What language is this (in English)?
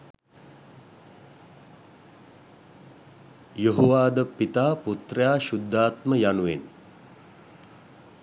Sinhala